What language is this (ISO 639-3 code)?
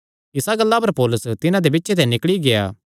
xnr